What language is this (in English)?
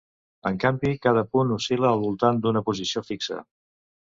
Catalan